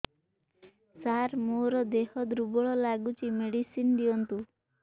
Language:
Odia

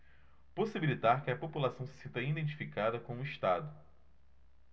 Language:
Portuguese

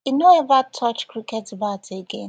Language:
Nigerian Pidgin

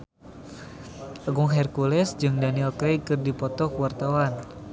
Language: Sundanese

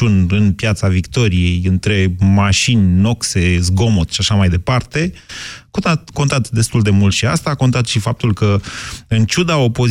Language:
Romanian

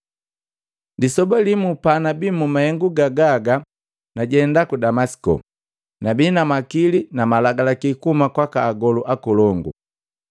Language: Matengo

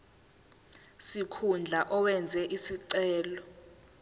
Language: Zulu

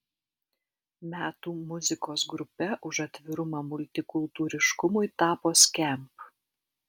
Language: Lithuanian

